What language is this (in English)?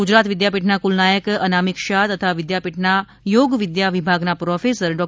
Gujarati